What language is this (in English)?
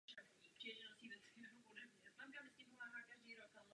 Czech